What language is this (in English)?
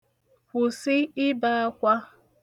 Igbo